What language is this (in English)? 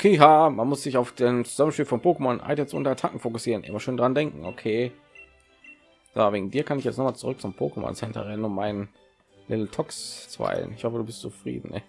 German